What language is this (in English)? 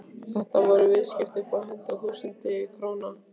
Icelandic